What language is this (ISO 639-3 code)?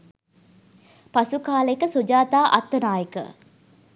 sin